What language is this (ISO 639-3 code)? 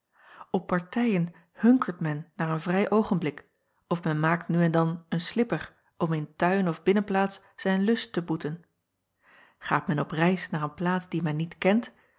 nld